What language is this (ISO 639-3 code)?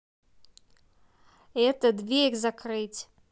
rus